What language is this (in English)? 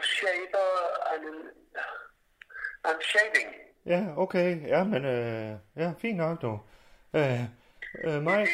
Danish